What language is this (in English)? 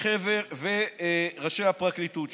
Hebrew